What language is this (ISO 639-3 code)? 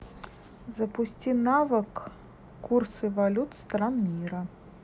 rus